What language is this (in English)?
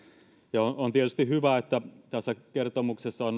Finnish